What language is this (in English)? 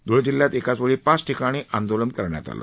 Marathi